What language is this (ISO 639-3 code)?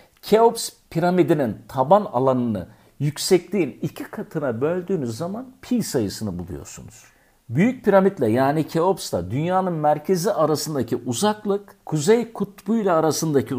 tur